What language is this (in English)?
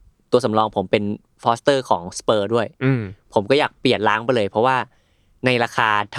Thai